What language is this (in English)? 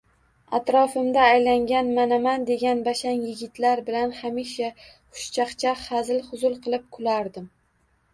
Uzbek